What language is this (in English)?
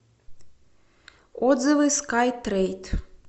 Russian